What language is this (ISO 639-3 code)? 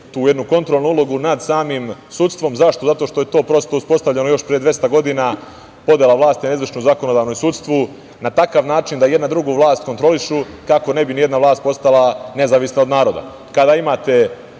srp